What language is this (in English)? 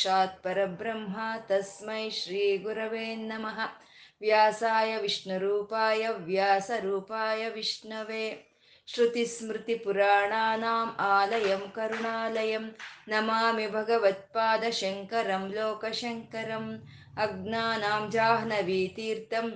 Kannada